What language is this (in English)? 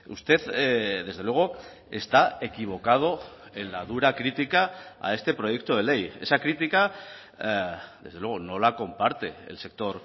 Spanish